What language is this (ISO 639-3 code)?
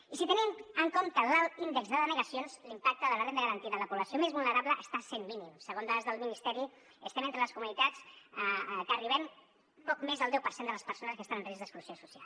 cat